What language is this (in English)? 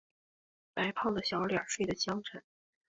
Chinese